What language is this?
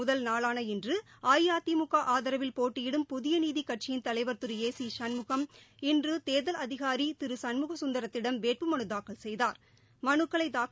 Tamil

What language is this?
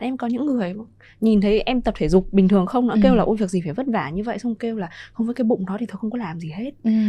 Vietnamese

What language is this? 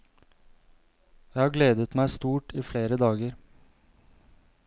Norwegian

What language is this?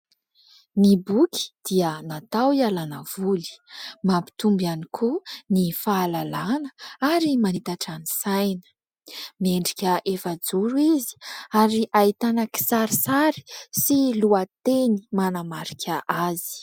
Malagasy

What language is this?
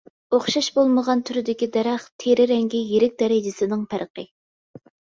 Uyghur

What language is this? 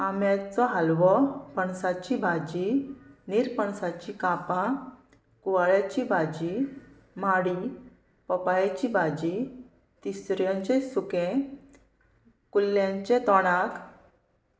Konkani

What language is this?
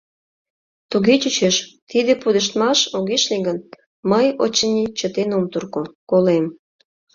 Mari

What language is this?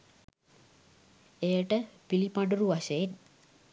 Sinhala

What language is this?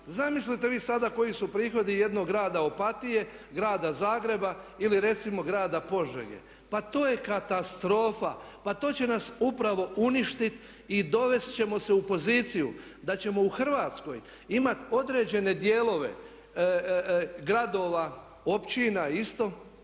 Croatian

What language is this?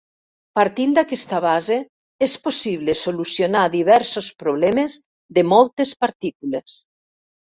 Catalan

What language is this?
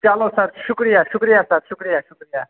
Kashmiri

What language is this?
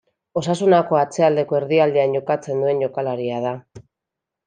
Basque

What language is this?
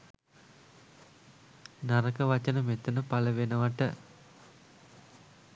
Sinhala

